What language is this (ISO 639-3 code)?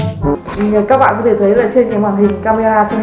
vie